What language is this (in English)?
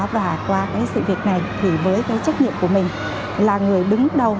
Vietnamese